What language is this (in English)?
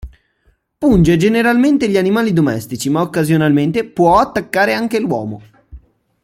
Italian